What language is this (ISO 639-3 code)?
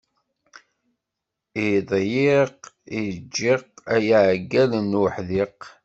kab